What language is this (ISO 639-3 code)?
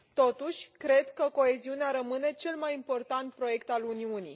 ron